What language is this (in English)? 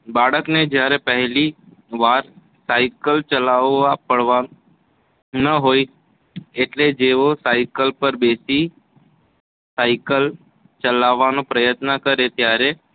Gujarati